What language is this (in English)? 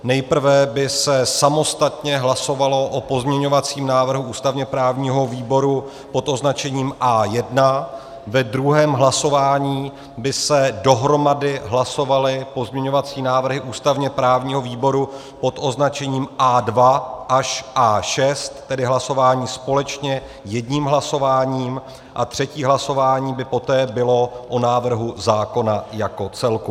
Czech